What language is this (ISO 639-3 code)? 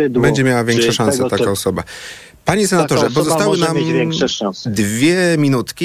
pol